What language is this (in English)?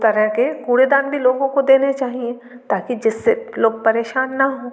Hindi